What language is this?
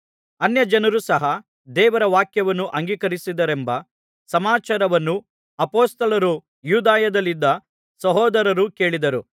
Kannada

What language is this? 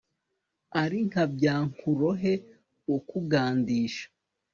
Kinyarwanda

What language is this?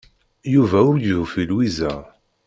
Kabyle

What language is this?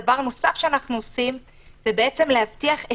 Hebrew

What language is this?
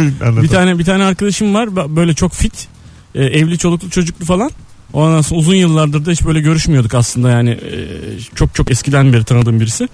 Turkish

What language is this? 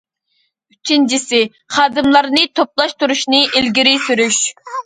Uyghur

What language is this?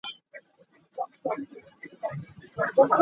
Hakha Chin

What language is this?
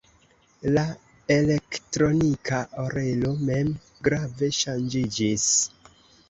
Esperanto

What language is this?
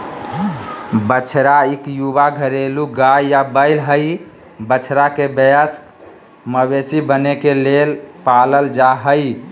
Magahi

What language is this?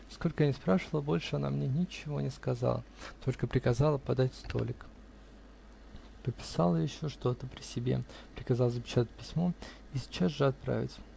Russian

